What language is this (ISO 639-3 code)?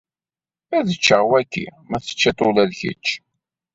kab